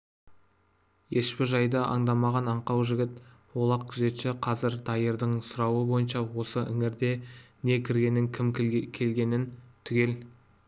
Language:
Kazakh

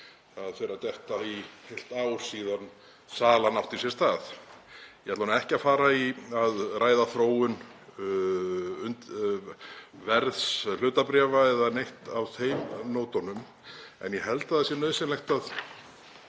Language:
Icelandic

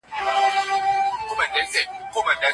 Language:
Pashto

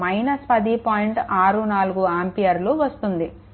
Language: Telugu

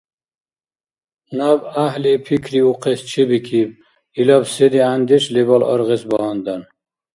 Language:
Dargwa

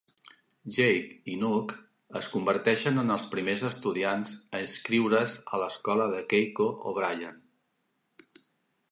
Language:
Catalan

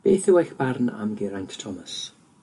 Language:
Welsh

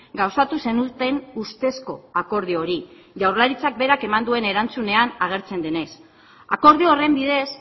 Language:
Basque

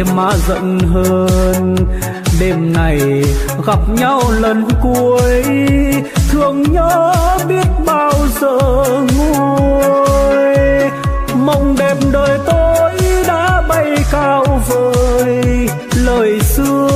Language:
Vietnamese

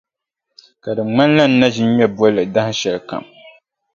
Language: Dagbani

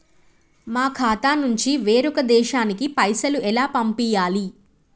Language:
Telugu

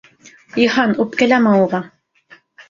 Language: Bashkir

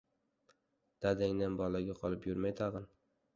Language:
Uzbek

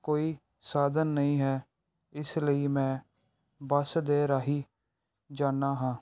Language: Punjabi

